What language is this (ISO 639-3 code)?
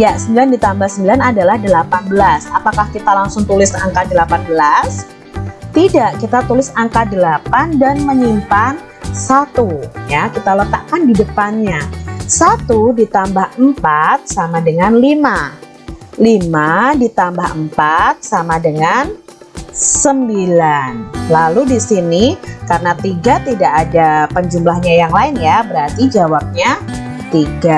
ind